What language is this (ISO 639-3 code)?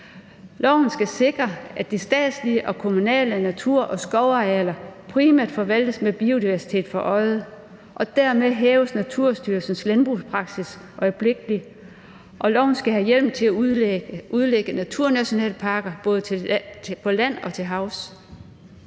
dan